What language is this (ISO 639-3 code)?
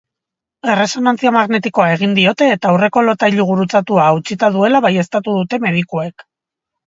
eus